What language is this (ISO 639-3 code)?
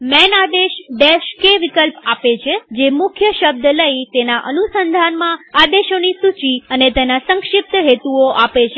guj